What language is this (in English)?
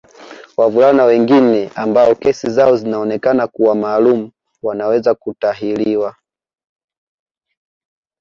Swahili